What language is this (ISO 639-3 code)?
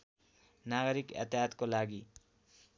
nep